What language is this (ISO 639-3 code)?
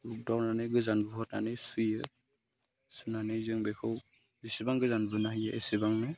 brx